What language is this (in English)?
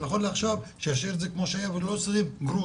Hebrew